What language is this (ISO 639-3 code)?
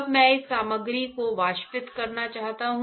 hin